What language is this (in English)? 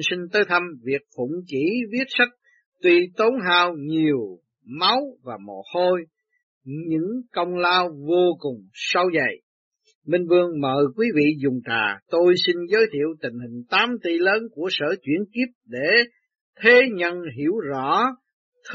Vietnamese